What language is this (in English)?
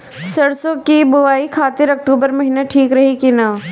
Bhojpuri